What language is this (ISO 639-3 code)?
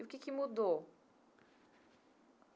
por